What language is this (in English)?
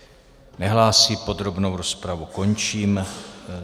Czech